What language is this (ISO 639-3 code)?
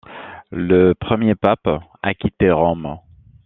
fra